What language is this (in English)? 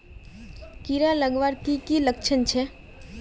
Magahi